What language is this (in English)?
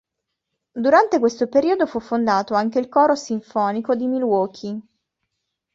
Italian